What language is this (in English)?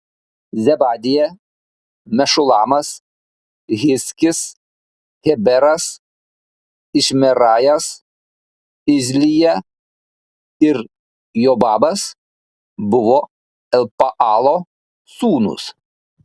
Lithuanian